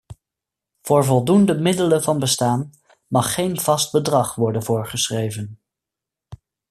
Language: Dutch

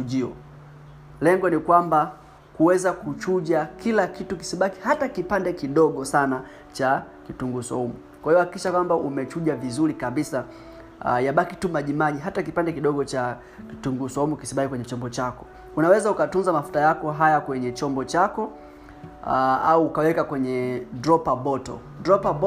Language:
Swahili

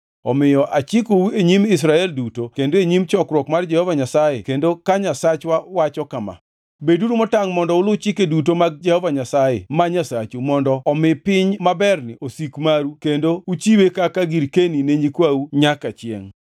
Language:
Luo (Kenya and Tanzania)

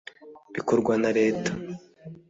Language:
Kinyarwanda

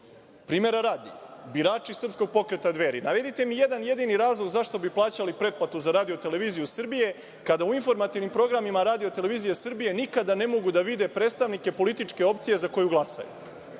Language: Serbian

